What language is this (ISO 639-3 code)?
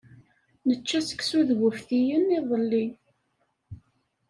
kab